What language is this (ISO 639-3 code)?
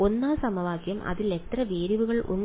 mal